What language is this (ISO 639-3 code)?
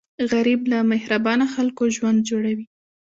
pus